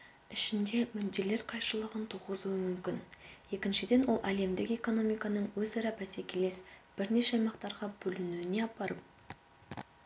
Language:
Kazakh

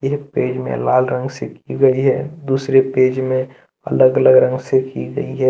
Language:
Hindi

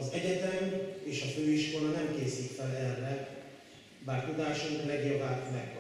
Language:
Hungarian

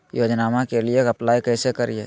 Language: Magahi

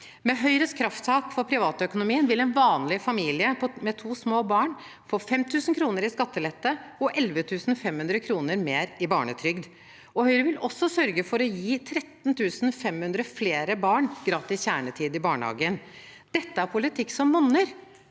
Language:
Norwegian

